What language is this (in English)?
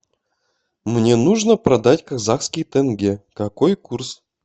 Russian